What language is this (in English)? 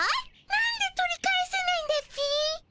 Japanese